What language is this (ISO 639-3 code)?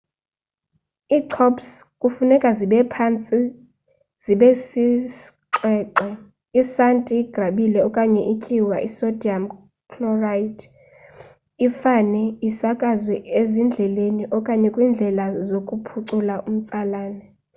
xho